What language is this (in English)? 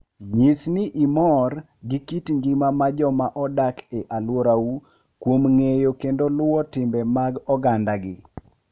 Luo (Kenya and Tanzania)